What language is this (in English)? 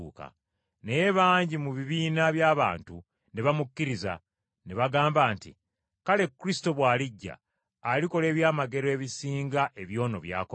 Ganda